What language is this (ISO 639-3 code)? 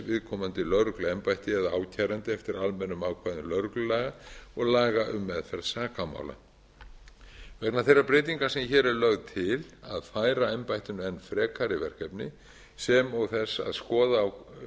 isl